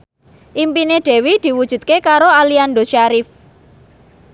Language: Javanese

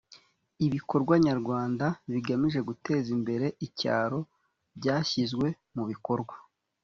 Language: Kinyarwanda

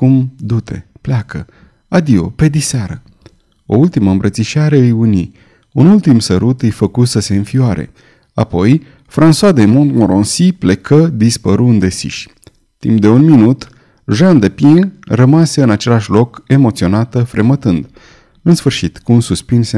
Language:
Romanian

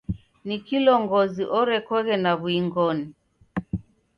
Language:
Taita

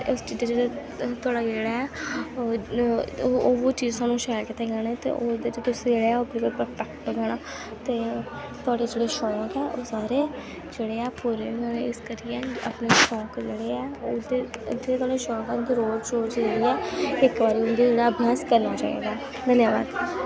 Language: Dogri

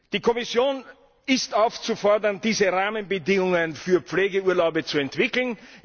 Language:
German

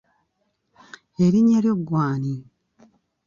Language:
Ganda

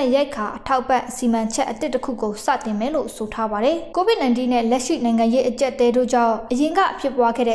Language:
Thai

